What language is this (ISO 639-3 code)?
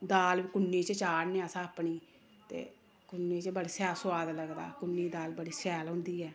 doi